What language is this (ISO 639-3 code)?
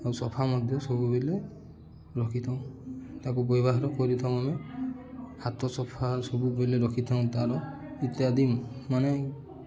ori